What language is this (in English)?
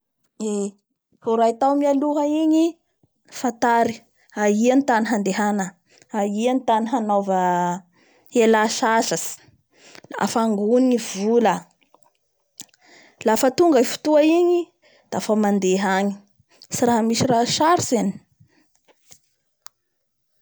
Bara Malagasy